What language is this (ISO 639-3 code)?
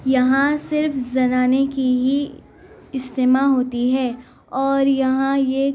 urd